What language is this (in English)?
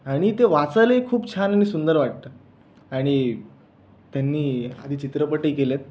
Marathi